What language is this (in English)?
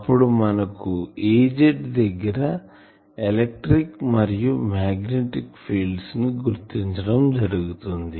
Telugu